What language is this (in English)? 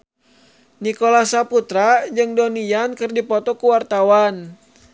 Sundanese